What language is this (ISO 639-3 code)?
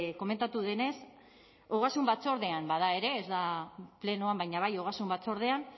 eus